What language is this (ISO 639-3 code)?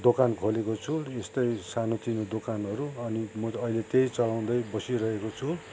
nep